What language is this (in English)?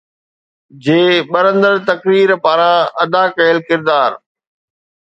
Sindhi